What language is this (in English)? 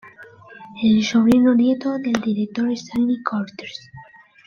Spanish